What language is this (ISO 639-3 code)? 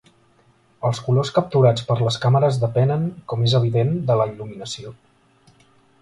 cat